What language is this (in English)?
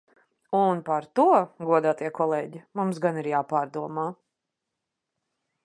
Latvian